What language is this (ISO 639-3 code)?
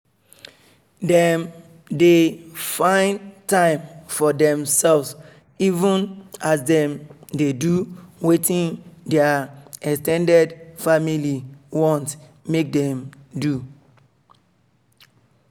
pcm